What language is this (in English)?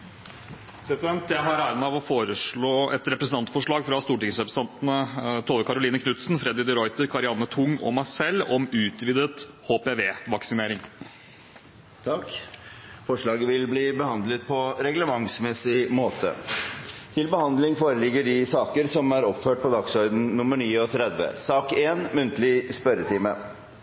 Norwegian